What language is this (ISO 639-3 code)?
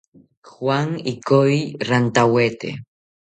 cpy